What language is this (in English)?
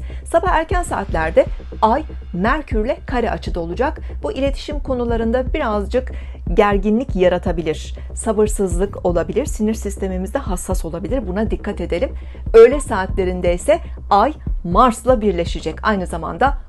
Turkish